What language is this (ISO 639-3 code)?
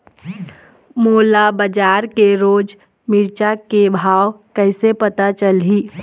hne